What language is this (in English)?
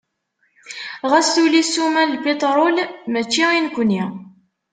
Kabyle